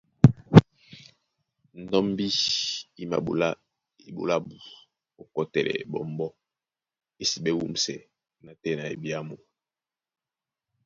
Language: Duala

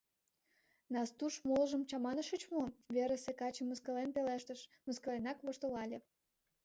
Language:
Mari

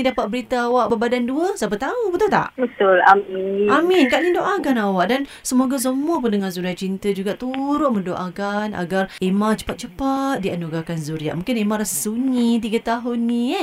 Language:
Malay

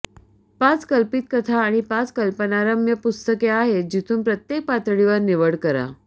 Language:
Marathi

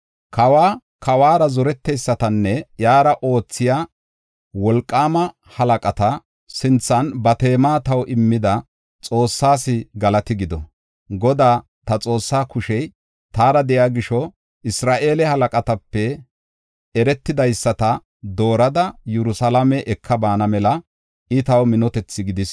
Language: Gofa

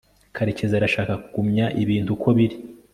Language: Kinyarwanda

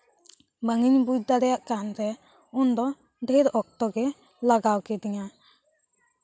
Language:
Santali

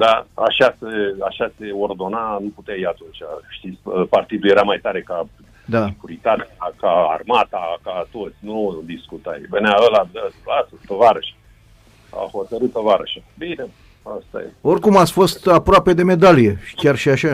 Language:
Romanian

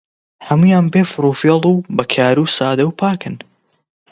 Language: Central Kurdish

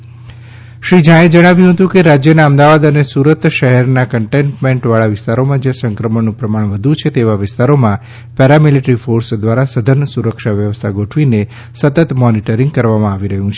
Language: Gujarati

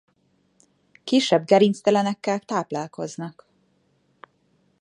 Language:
Hungarian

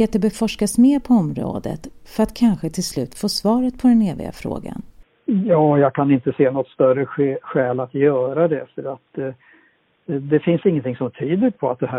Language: Swedish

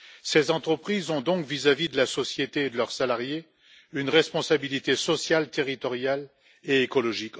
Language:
French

